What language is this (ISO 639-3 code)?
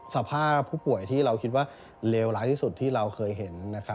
tha